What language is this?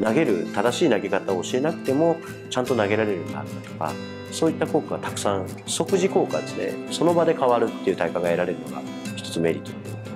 Japanese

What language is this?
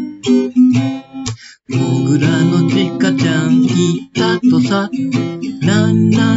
Japanese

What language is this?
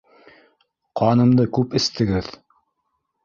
Bashkir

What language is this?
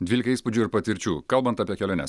Lithuanian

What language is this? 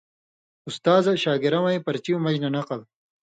Indus Kohistani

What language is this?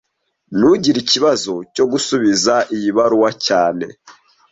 Kinyarwanda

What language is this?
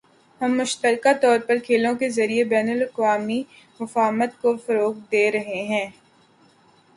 Urdu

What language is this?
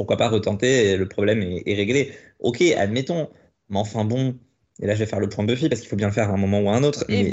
French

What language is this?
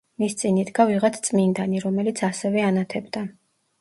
Georgian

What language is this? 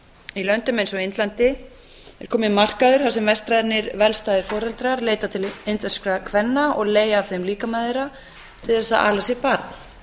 Icelandic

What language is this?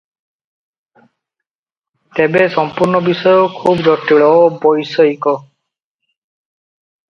Odia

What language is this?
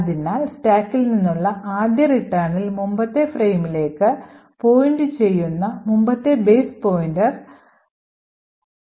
Malayalam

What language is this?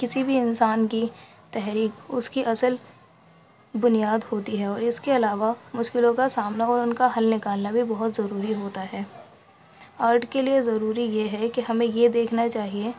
Urdu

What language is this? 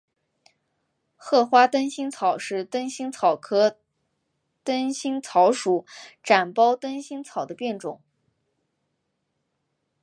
Chinese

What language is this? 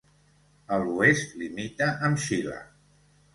Catalan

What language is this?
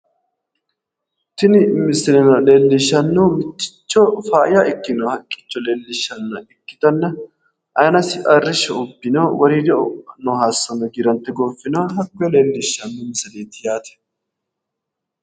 Sidamo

